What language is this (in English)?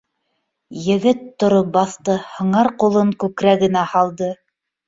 Bashkir